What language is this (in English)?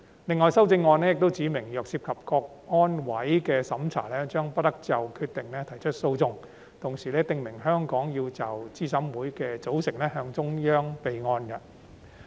Cantonese